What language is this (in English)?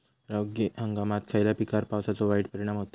Marathi